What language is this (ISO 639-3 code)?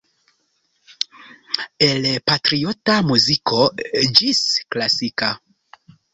epo